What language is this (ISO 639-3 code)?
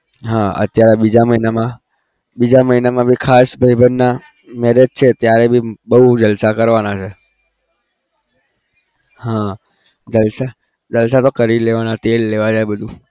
guj